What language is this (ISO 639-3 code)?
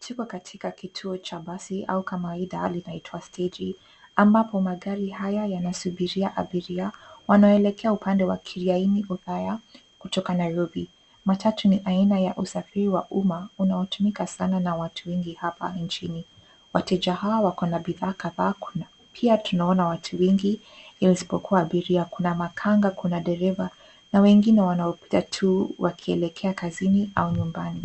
swa